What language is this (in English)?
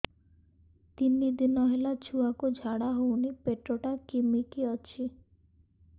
Odia